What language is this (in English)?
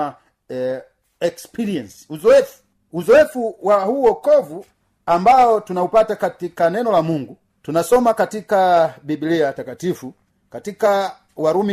Swahili